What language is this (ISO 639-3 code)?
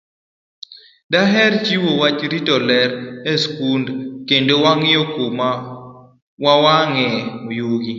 luo